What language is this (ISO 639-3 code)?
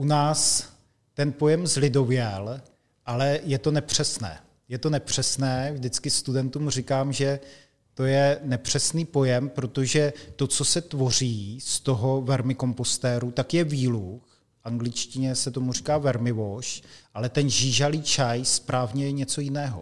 ces